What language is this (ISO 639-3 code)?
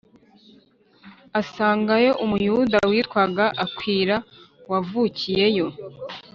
kin